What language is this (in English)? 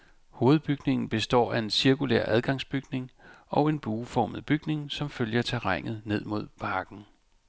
Danish